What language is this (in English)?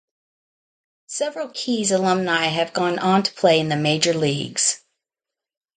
English